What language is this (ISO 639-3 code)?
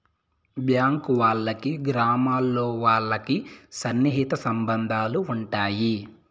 tel